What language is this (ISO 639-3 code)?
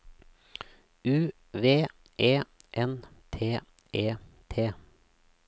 nor